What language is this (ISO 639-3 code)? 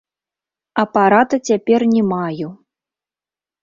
bel